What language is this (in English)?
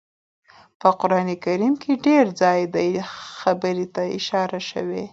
Pashto